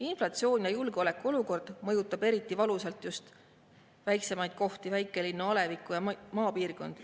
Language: Estonian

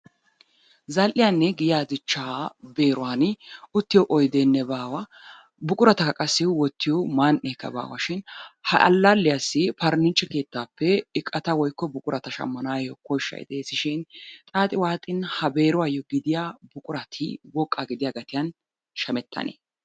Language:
Wolaytta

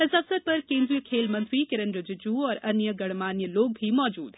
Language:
Hindi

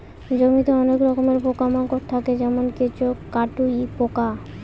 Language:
Bangla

